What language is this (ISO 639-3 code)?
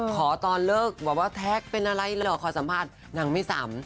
tha